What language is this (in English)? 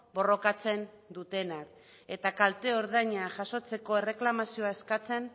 Basque